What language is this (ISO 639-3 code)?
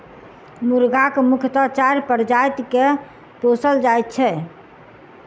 mai